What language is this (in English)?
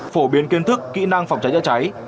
Vietnamese